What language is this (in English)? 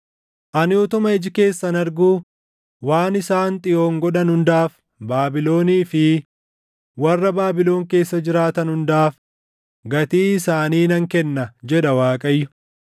Oromo